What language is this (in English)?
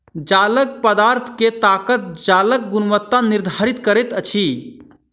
Maithili